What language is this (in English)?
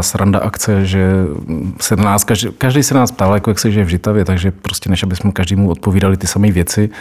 Czech